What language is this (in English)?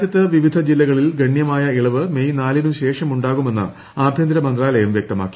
Malayalam